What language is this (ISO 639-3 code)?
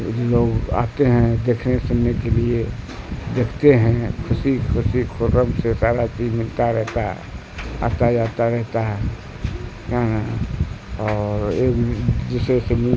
urd